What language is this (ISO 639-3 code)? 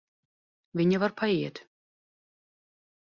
lav